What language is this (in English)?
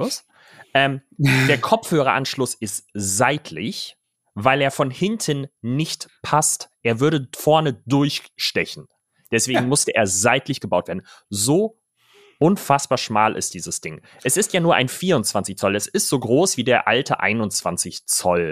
German